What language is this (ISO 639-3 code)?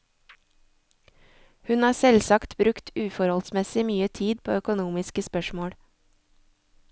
nor